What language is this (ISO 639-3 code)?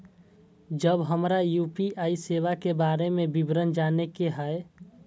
mai